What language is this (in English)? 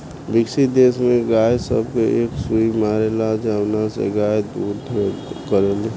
Bhojpuri